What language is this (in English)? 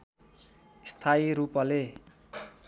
Nepali